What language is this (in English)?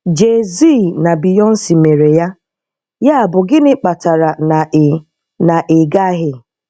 Igbo